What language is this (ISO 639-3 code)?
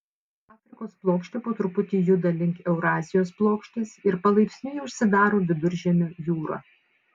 lit